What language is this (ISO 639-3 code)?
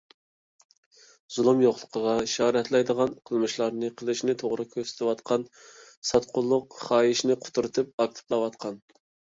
uig